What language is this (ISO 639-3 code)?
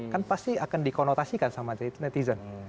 ind